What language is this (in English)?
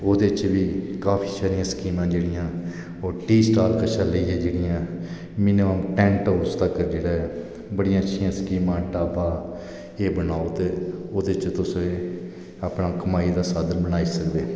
Dogri